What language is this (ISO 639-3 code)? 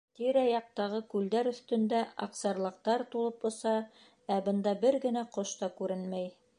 bak